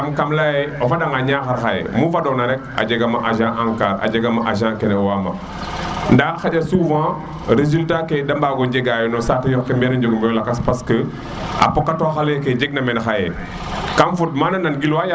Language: Serer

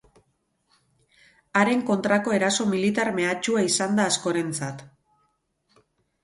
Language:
Basque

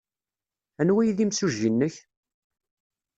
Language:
Kabyle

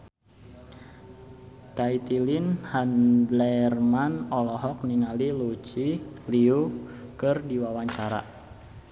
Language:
Sundanese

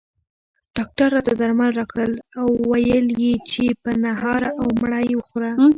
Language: Pashto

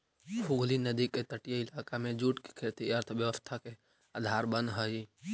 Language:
Magahi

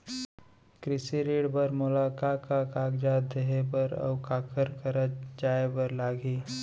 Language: Chhattisgarhi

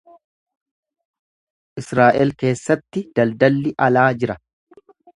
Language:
Oromo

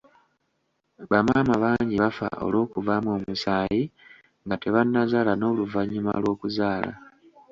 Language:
Ganda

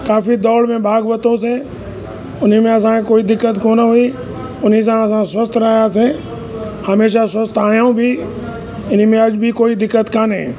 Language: Sindhi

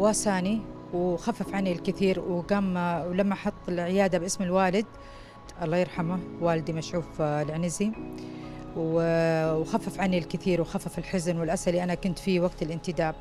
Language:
Arabic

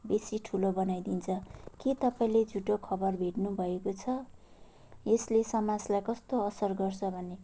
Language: Nepali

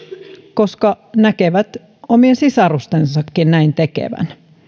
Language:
Finnish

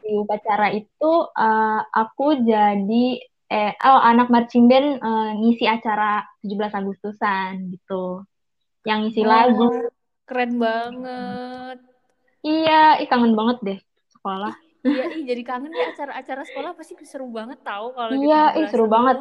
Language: Indonesian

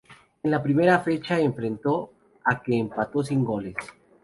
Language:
Spanish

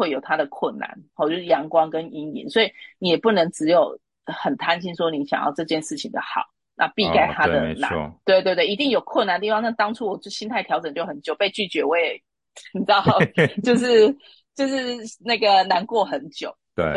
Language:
Chinese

